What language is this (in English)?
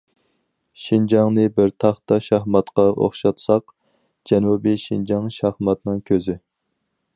Uyghur